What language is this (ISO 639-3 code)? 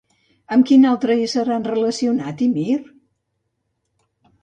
cat